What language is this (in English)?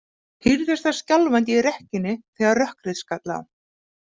Icelandic